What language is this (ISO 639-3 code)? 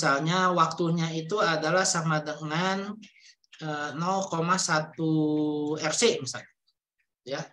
ind